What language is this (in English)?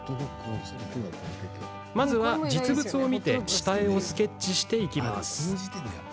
Japanese